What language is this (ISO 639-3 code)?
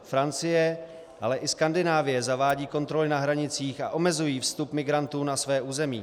ces